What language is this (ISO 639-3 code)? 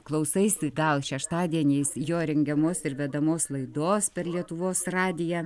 lit